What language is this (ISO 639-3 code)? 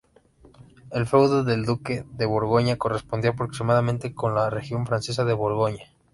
spa